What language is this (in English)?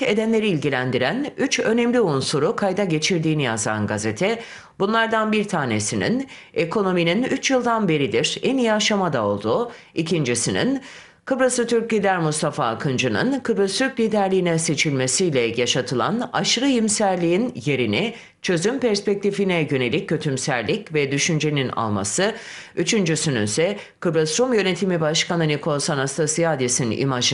Turkish